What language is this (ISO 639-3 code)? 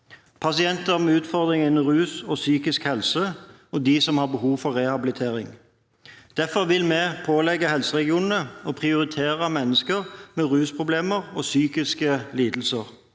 nor